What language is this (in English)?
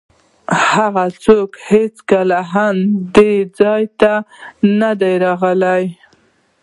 Pashto